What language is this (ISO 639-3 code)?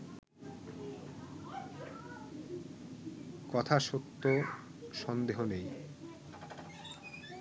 ben